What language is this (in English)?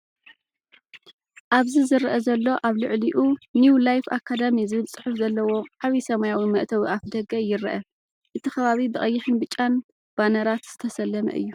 Tigrinya